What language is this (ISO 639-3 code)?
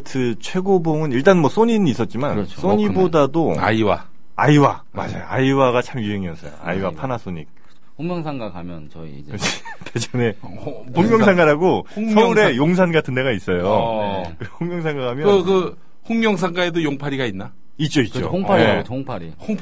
kor